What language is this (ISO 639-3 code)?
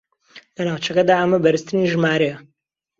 ckb